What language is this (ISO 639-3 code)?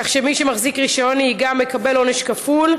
heb